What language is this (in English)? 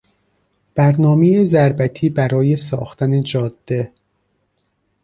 Persian